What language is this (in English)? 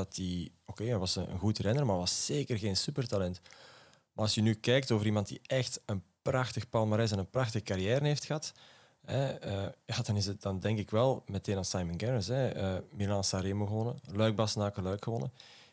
Dutch